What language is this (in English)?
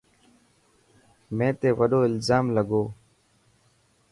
Dhatki